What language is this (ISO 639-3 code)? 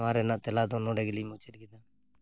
sat